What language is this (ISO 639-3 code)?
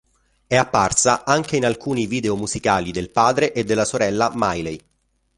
ita